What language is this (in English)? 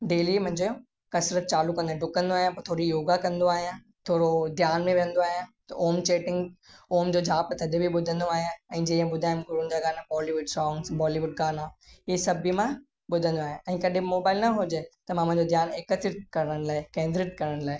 Sindhi